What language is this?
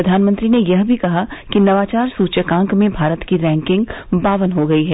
Hindi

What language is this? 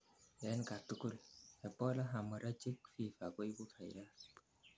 Kalenjin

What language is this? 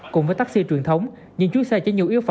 Vietnamese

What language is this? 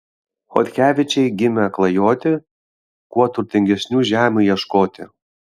Lithuanian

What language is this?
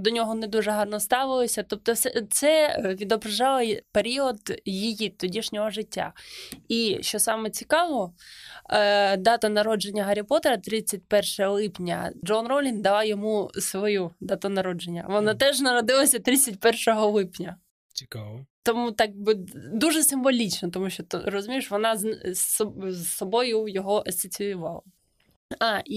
Ukrainian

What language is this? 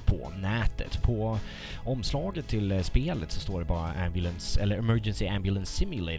Swedish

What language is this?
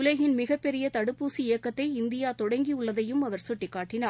Tamil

